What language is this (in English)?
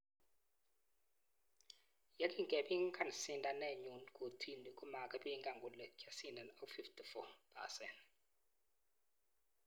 Kalenjin